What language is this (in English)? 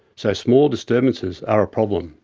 English